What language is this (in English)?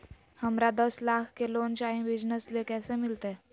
Magahi